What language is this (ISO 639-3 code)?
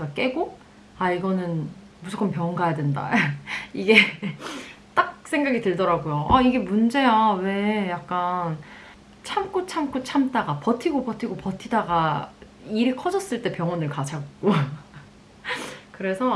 kor